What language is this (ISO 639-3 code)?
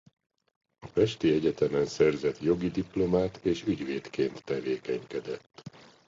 hun